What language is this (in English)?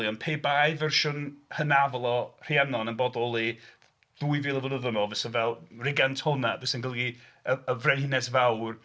Welsh